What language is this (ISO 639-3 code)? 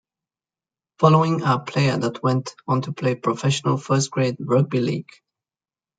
eng